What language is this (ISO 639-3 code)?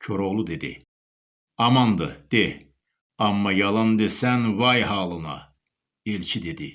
tur